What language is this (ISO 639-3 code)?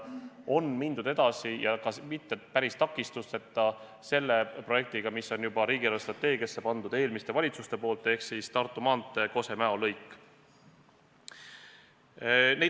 est